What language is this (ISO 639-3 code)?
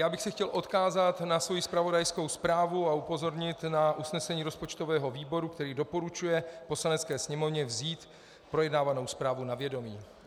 ces